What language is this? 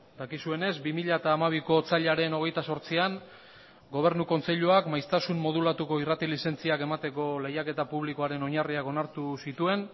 Basque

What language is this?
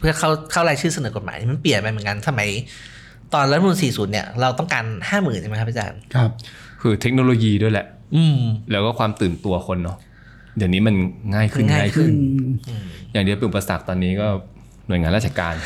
Thai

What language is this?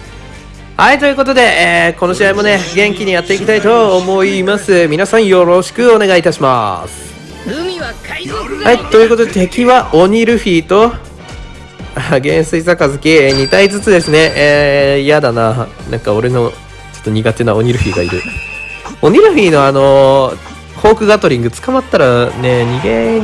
Japanese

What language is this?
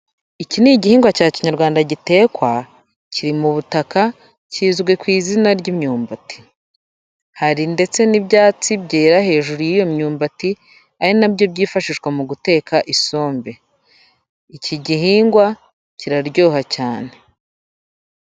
Kinyarwanda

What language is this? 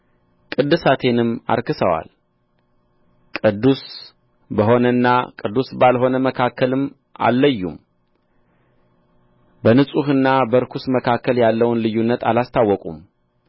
Amharic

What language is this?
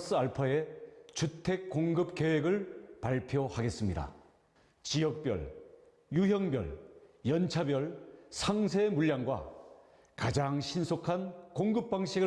Korean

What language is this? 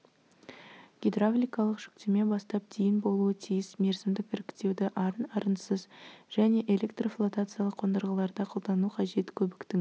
Kazakh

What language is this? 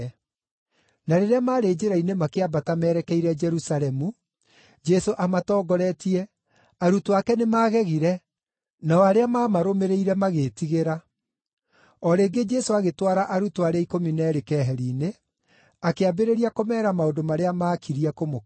Kikuyu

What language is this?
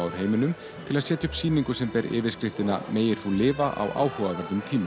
Icelandic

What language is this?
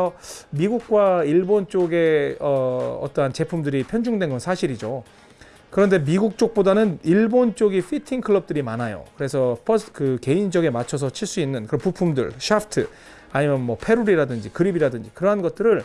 Korean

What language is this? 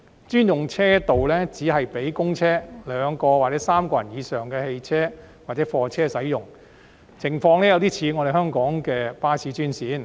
Cantonese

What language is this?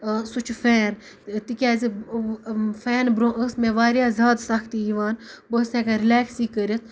Kashmiri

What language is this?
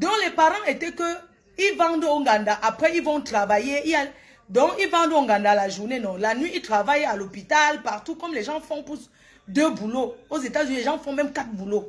French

